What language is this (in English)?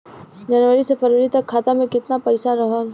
Bhojpuri